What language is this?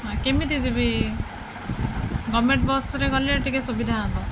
Odia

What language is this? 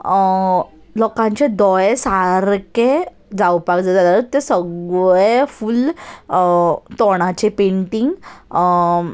Konkani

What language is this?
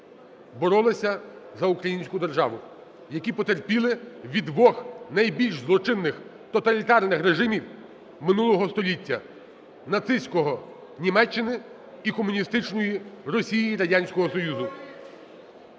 Ukrainian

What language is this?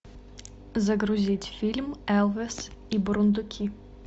Russian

